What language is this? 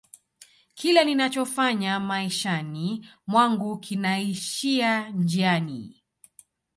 Swahili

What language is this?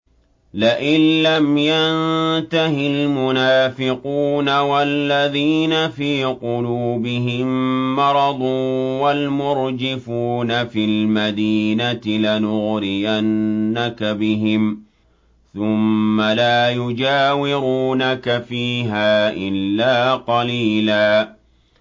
Arabic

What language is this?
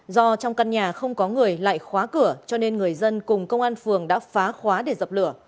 Vietnamese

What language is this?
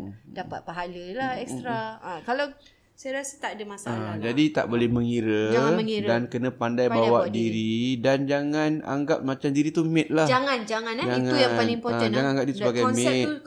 Malay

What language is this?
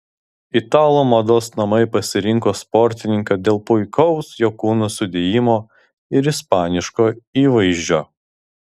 Lithuanian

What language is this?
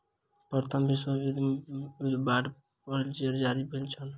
Maithili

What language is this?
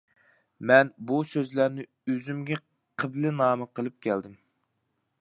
Uyghur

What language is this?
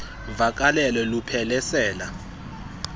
Xhosa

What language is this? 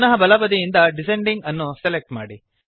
Kannada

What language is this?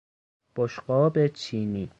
Persian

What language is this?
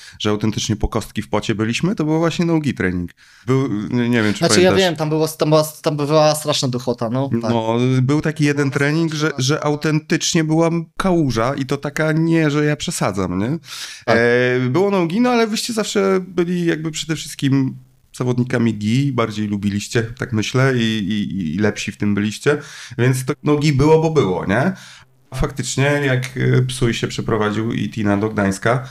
Polish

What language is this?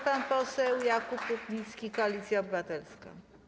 Polish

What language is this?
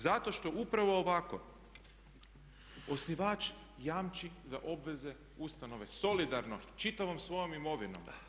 Croatian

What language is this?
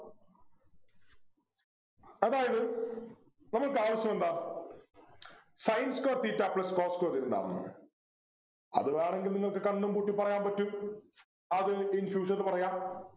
Malayalam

